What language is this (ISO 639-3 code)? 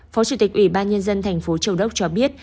vie